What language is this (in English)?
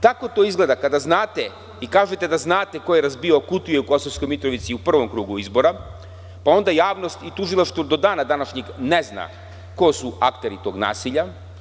Serbian